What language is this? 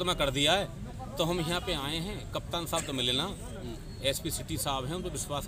Hindi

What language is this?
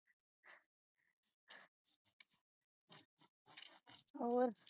Punjabi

